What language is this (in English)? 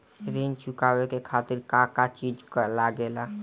Bhojpuri